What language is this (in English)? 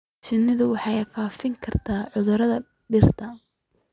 Somali